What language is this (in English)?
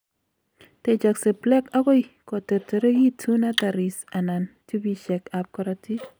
Kalenjin